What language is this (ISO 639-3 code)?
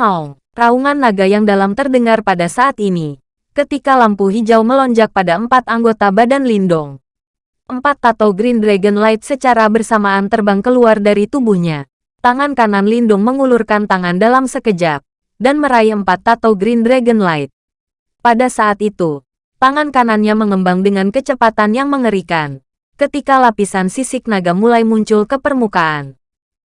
ind